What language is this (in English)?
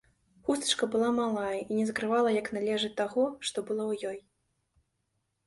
Belarusian